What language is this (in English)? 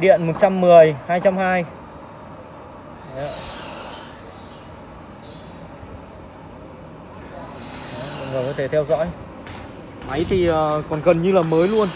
Vietnamese